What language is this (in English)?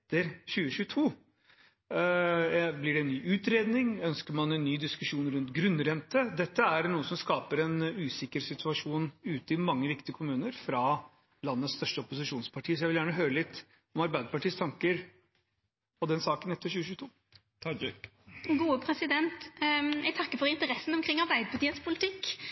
Norwegian